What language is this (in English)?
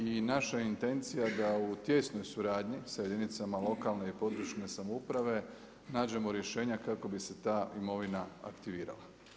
Croatian